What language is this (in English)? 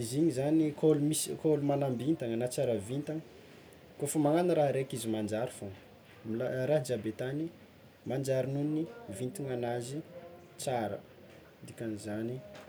Tsimihety Malagasy